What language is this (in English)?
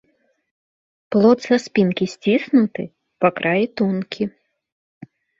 Belarusian